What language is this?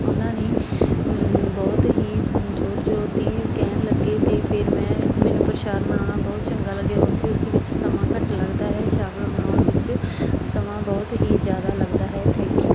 Punjabi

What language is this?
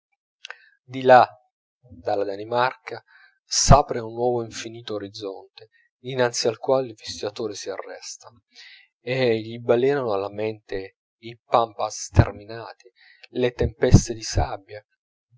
Italian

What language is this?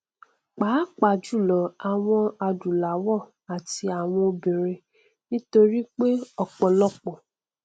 Yoruba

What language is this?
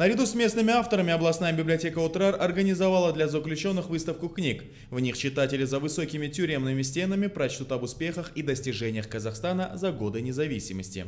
Russian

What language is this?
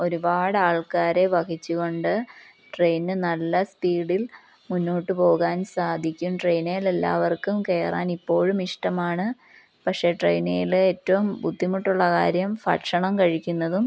Malayalam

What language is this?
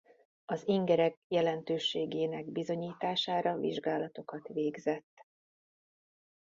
Hungarian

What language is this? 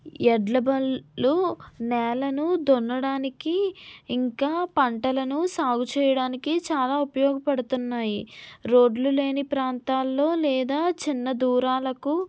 Telugu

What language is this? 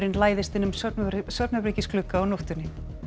Icelandic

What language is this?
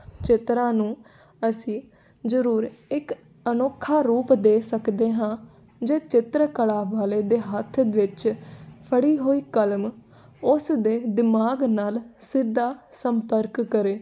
Punjabi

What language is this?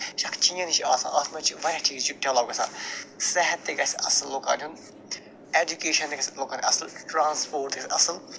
Kashmiri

